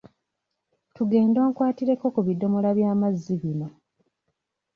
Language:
Ganda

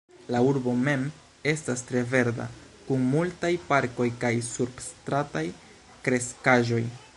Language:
Esperanto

